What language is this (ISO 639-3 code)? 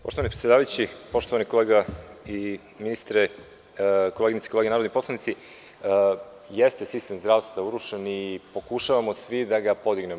srp